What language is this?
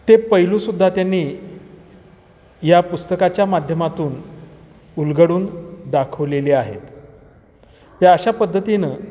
Marathi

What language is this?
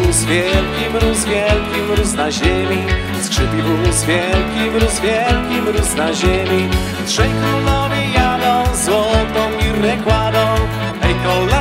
Polish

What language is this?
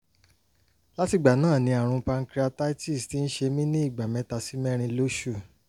Yoruba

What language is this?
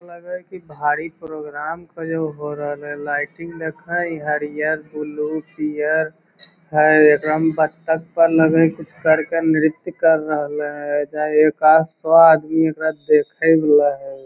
Magahi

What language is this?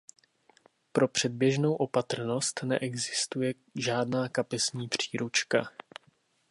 Czech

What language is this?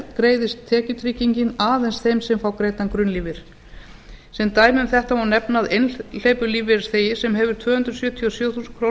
Icelandic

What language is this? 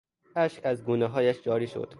Persian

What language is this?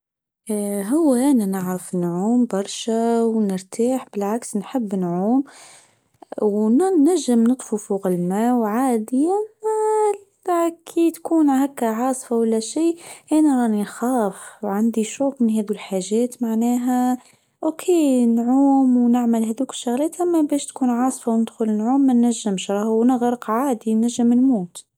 Tunisian Arabic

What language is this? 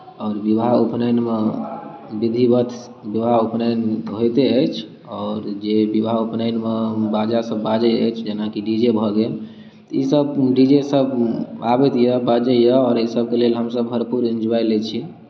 Maithili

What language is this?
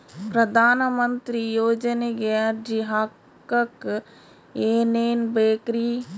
Kannada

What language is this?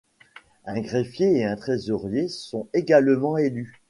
French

